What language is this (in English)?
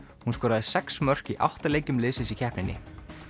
Icelandic